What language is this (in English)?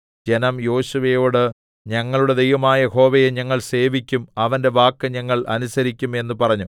Malayalam